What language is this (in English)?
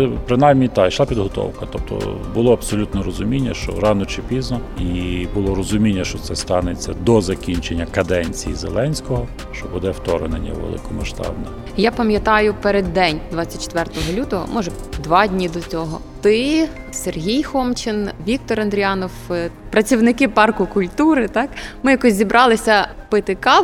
Ukrainian